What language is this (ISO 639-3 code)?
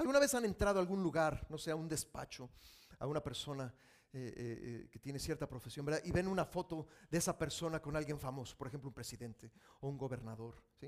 spa